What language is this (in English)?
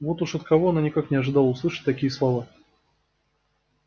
Russian